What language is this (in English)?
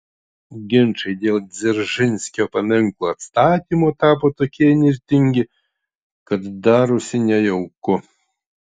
Lithuanian